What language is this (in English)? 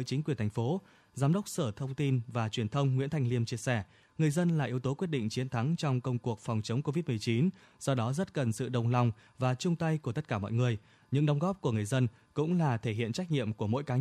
Vietnamese